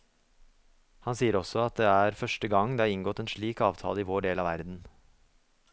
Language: Norwegian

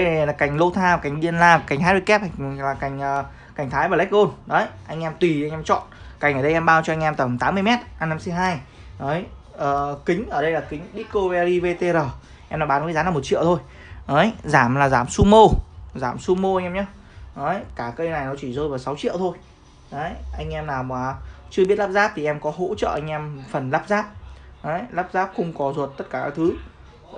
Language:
Vietnamese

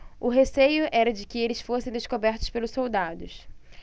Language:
Portuguese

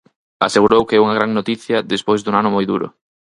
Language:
Galician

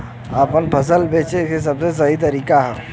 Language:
Bhojpuri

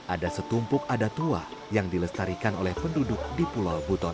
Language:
Indonesian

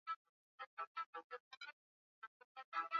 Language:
Swahili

